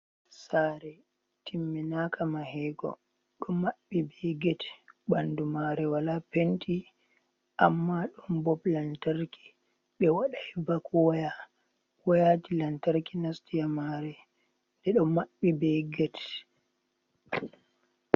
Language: Fula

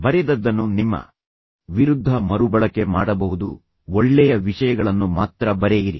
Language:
Kannada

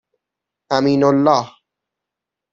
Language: Persian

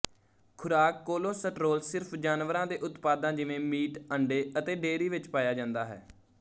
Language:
Punjabi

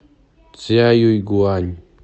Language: Russian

